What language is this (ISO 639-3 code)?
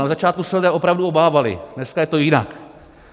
ces